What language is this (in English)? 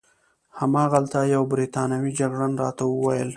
Pashto